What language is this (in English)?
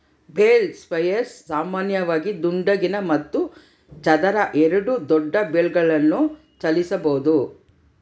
Kannada